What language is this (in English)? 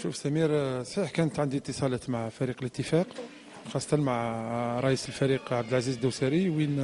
Arabic